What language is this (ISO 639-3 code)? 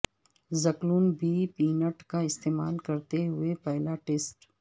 urd